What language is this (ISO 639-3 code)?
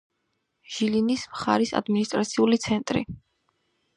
kat